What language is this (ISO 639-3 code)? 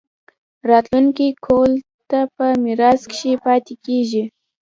pus